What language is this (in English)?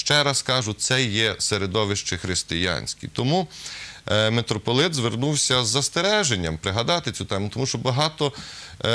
Ukrainian